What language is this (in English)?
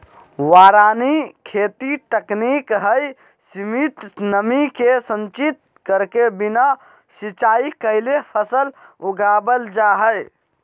Magahi